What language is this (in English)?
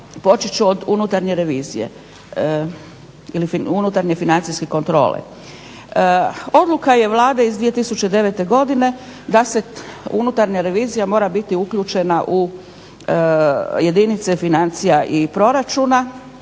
Croatian